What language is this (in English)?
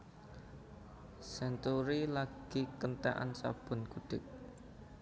Javanese